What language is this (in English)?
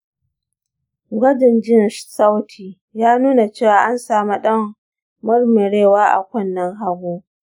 Hausa